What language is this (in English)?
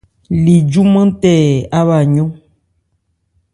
Ebrié